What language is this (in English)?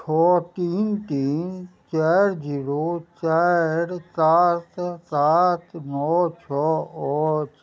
Maithili